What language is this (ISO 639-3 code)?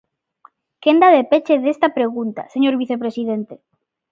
glg